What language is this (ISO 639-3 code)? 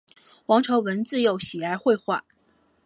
zho